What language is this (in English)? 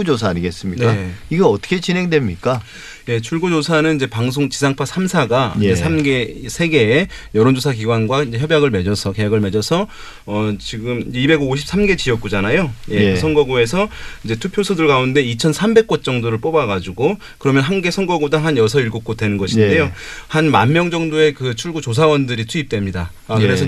Korean